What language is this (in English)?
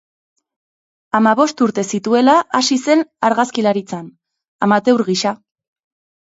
Basque